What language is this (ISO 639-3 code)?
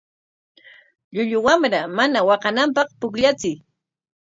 qwa